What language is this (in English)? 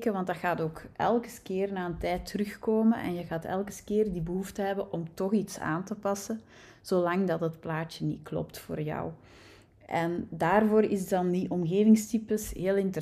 Dutch